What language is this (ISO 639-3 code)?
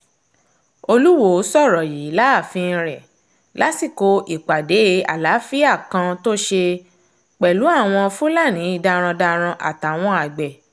yor